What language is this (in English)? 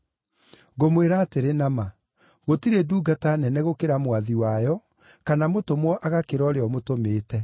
Kikuyu